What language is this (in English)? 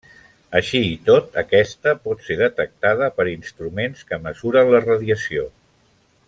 Catalan